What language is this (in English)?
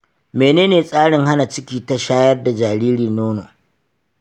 Hausa